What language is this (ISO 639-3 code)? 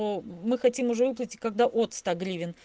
rus